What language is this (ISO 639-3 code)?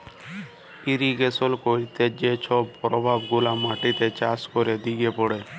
ben